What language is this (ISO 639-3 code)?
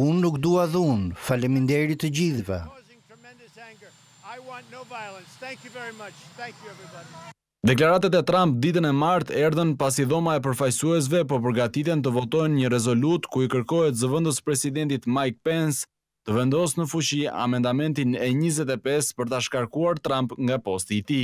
ron